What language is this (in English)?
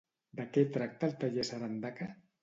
Catalan